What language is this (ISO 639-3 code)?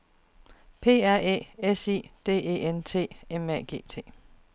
dan